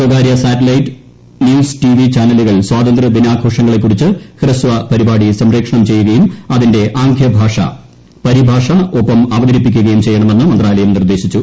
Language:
Malayalam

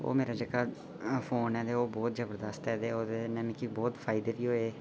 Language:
Dogri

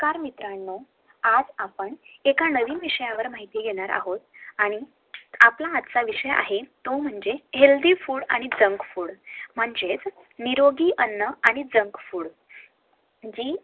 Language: Marathi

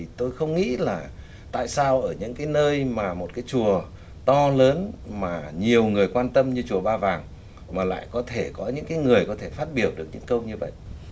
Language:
Vietnamese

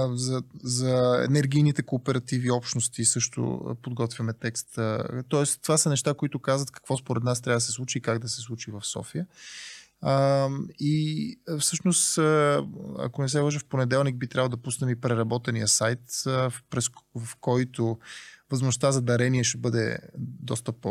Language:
Bulgarian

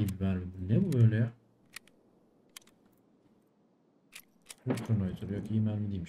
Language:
Turkish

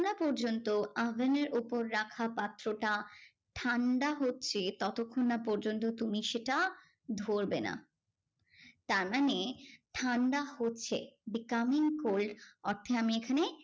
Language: Bangla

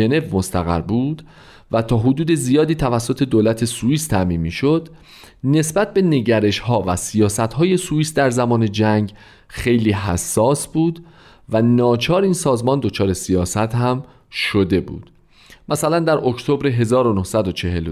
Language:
Persian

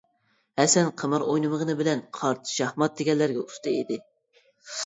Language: Uyghur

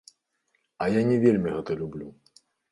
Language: Belarusian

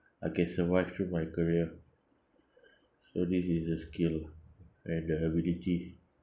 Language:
English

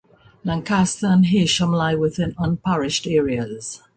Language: English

